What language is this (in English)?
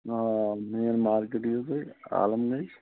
Kashmiri